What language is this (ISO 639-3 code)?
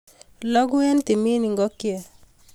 kln